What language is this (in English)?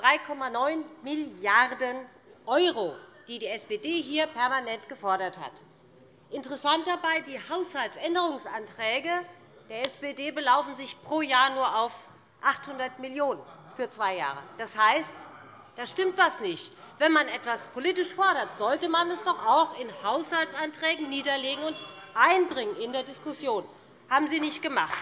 German